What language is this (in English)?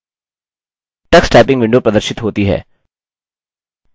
Hindi